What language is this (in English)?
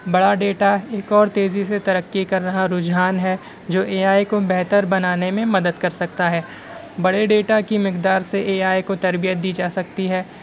Urdu